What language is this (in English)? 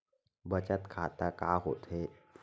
Chhattisgarhi